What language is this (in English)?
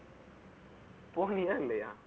Tamil